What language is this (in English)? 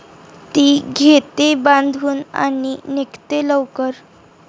Marathi